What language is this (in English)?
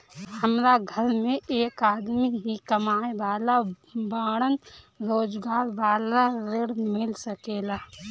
Bhojpuri